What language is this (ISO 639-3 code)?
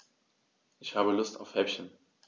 deu